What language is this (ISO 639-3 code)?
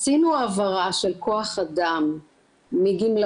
heb